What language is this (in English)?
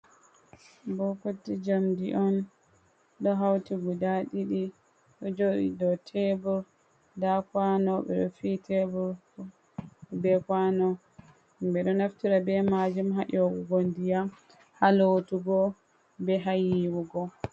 Fula